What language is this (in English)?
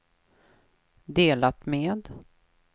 Swedish